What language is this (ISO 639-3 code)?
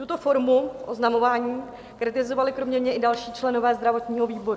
ces